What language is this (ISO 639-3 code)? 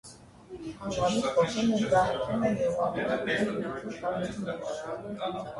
hye